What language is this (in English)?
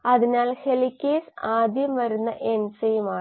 Malayalam